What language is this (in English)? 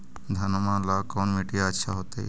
Magahi